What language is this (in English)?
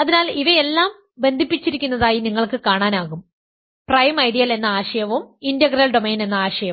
Malayalam